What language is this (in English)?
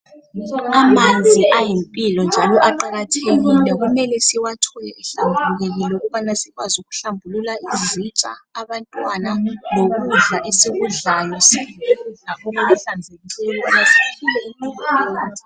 North Ndebele